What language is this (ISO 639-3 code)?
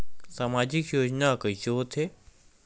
hne